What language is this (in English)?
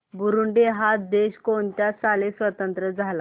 Marathi